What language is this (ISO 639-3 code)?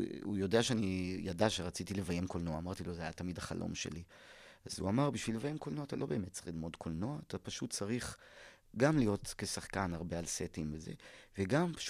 heb